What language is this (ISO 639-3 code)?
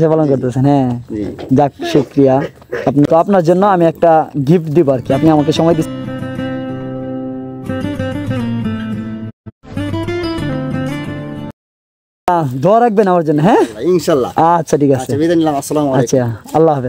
ben